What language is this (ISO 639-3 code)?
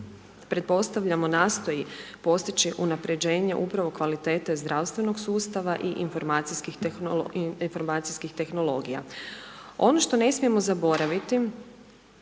hrv